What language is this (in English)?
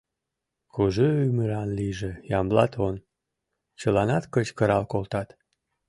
Mari